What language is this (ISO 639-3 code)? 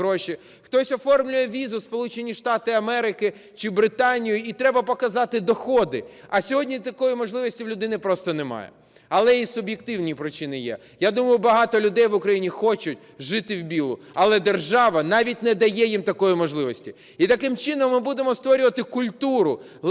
ukr